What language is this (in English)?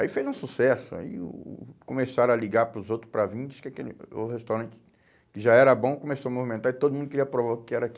Portuguese